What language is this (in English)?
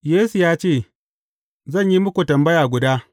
Hausa